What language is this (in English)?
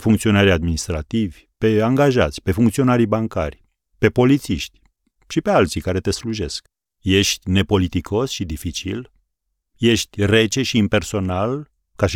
Romanian